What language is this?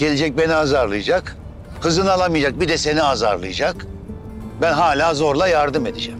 Turkish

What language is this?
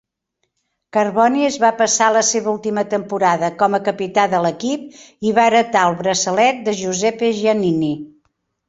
Catalan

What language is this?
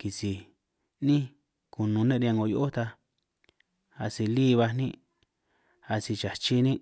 San Martín Itunyoso Triqui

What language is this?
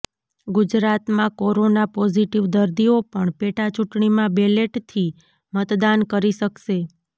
Gujarati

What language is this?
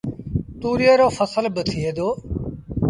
Sindhi Bhil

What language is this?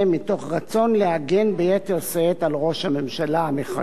Hebrew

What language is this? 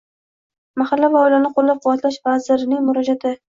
Uzbek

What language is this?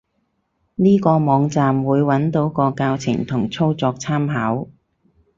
Cantonese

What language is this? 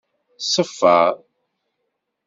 Kabyle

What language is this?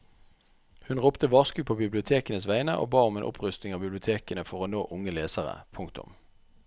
Norwegian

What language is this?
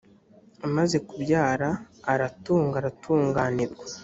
Kinyarwanda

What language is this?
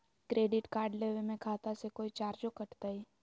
Magahi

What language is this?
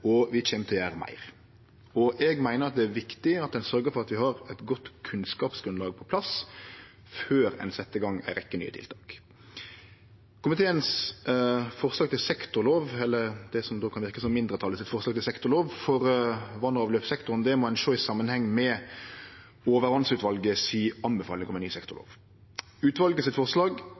Norwegian Nynorsk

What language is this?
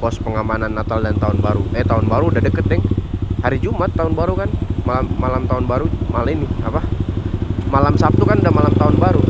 Indonesian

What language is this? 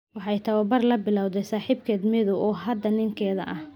Somali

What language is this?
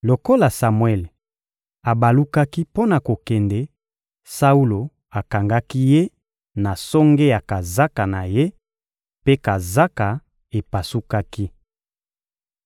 Lingala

